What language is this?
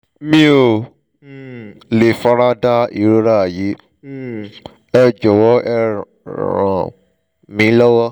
Yoruba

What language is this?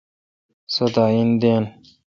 Kalkoti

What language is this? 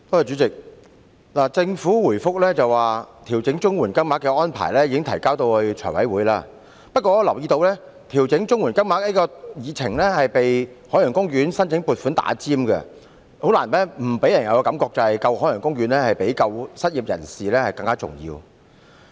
Cantonese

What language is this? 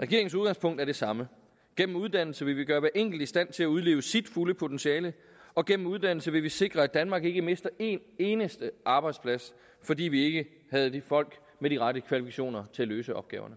Danish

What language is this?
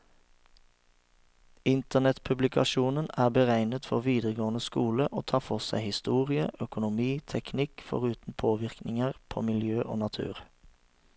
Norwegian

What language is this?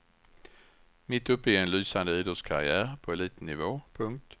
Swedish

